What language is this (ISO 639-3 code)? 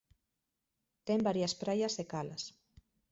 glg